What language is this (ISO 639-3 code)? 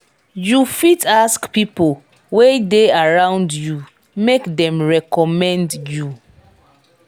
pcm